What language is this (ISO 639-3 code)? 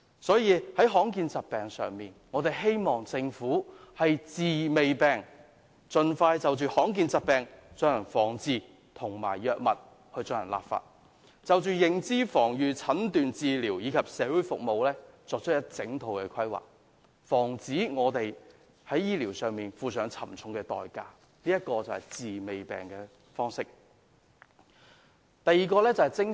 yue